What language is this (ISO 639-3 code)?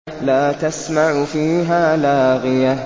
ara